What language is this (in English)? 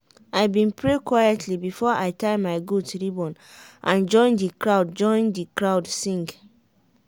Nigerian Pidgin